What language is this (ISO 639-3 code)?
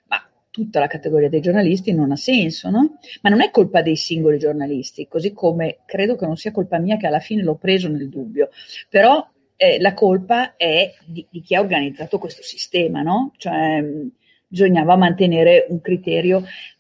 ita